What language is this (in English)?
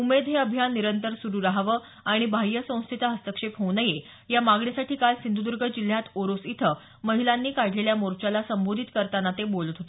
Marathi